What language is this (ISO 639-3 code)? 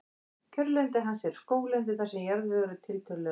isl